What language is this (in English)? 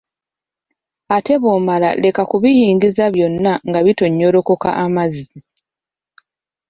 Ganda